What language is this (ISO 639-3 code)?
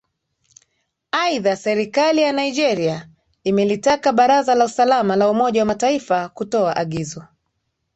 swa